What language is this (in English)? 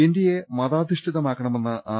Malayalam